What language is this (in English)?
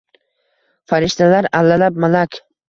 Uzbek